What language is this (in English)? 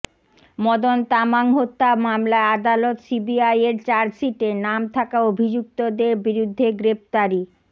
Bangla